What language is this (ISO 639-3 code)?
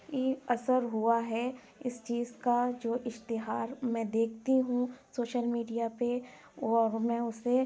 urd